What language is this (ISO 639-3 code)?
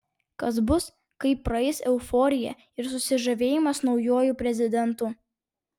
lit